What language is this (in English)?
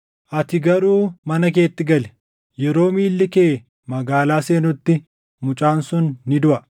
Oromo